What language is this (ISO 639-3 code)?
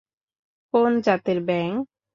ben